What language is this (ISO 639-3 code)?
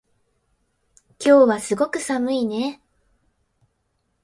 jpn